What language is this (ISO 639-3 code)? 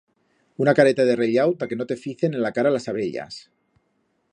arg